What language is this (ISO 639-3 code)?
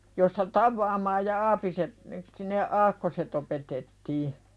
fin